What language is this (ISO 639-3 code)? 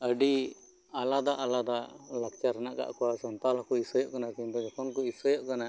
sat